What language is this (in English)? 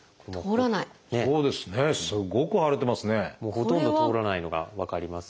Japanese